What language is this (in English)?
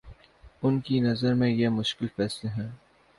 Urdu